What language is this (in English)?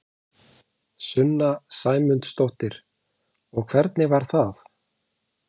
Icelandic